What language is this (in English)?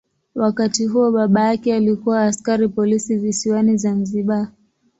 Swahili